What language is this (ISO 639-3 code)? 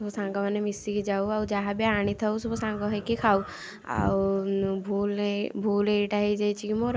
ori